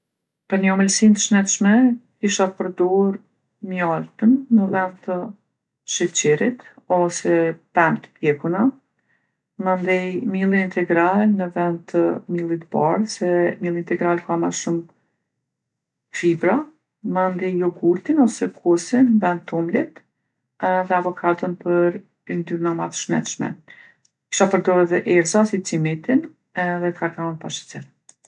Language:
Gheg Albanian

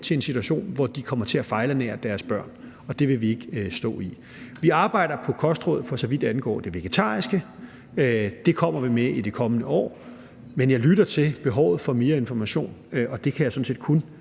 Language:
Danish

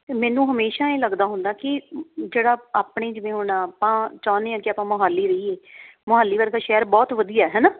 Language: Punjabi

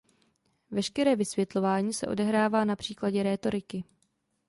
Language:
Czech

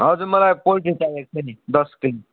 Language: Nepali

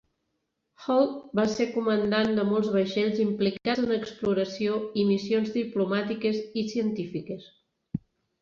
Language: Catalan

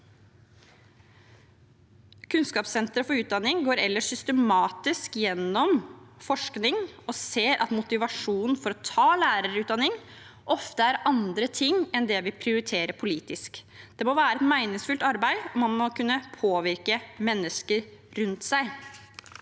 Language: Norwegian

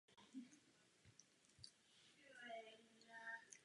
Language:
Czech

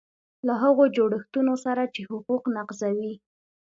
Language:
Pashto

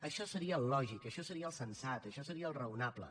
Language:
Catalan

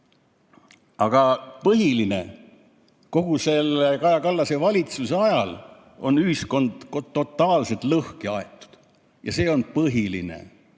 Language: Estonian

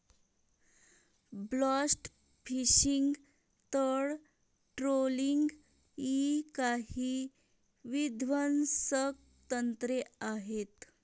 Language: Marathi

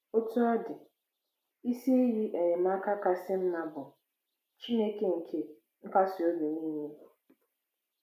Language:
Igbo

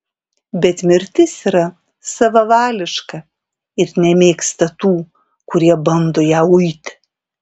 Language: Lithuanian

